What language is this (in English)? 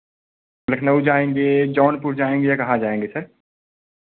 Hindi